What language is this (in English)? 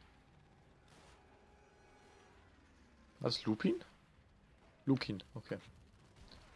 German